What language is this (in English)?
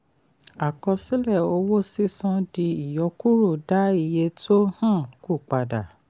Yoruba